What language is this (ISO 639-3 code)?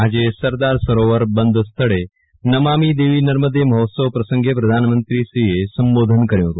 guj